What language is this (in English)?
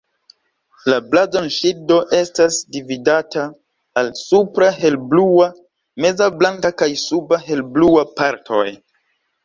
Esperanto